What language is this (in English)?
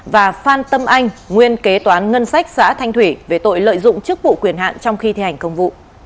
Vietnamese